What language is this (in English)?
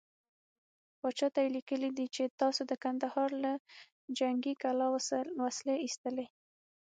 Pashto